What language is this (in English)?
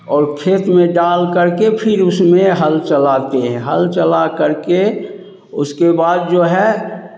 Hindi